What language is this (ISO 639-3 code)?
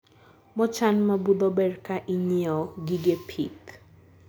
luo